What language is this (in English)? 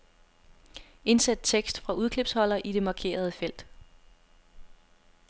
Danish